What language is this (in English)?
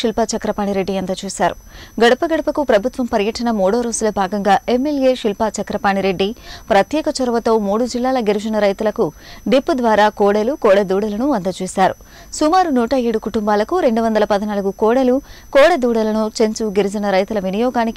Hindi